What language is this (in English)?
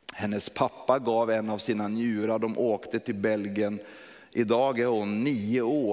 Swedish